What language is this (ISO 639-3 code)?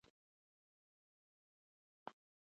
pus